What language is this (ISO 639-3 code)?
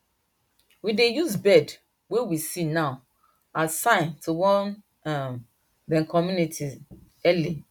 pcm